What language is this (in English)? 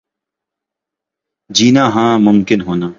Urdu